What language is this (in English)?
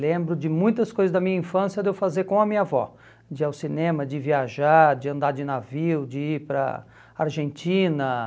Portuguese